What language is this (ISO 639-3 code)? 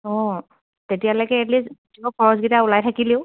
asm